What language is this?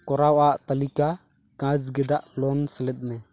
Santali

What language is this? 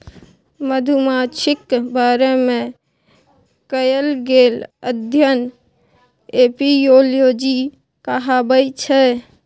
Maithili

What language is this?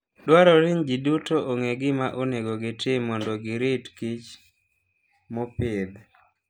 Luo (Kenya and Tanzania)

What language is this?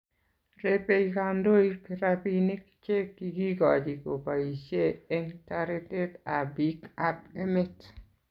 Kalenjin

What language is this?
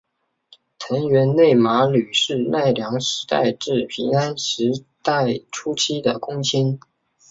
Chinese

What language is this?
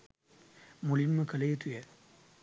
Sinhala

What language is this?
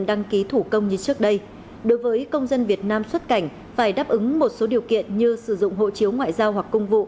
Vietnamese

